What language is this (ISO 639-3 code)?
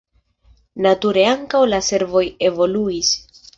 epo